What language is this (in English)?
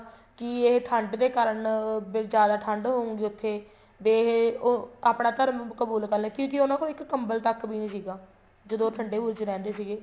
Punjabi